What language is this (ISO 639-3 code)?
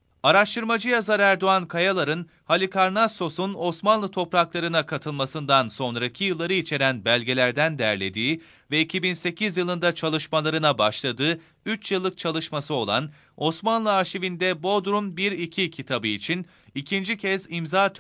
tur